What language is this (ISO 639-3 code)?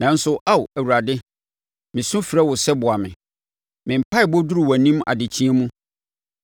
aka